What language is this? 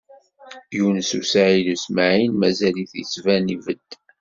Kabyle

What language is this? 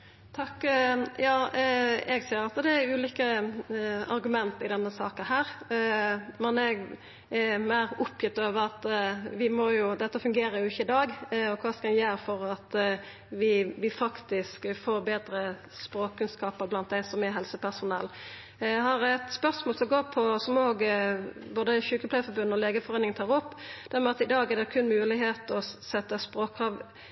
Norwegian Nynorsk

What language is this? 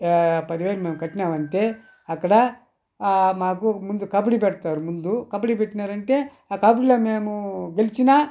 Telugu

